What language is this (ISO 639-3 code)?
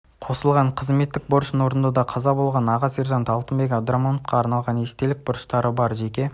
kaz